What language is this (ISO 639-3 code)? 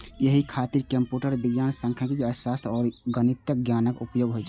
mai